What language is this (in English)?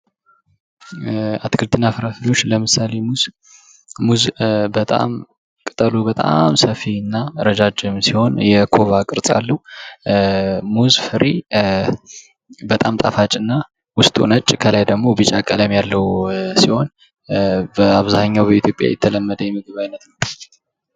Amharic